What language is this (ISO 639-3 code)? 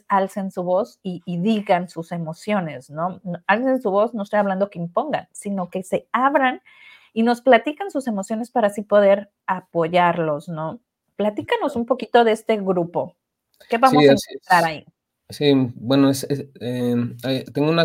spa